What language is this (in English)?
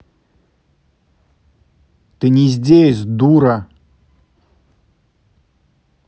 Russian